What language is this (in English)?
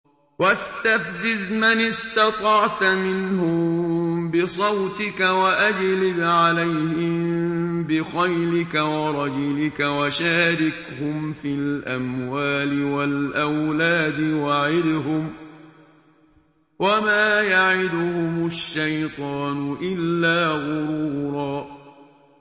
Arabic